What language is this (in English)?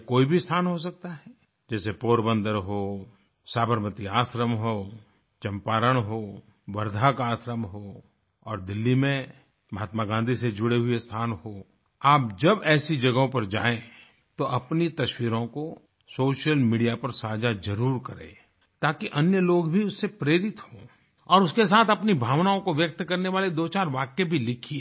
Hindi